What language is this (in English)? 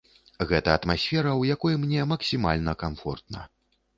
Belarusian